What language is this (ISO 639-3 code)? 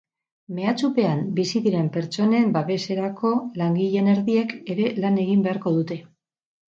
eus